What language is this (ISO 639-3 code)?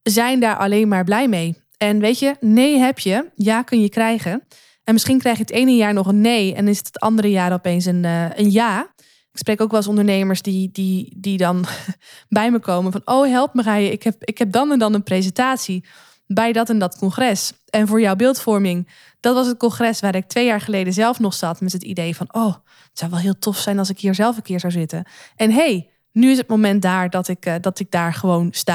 nld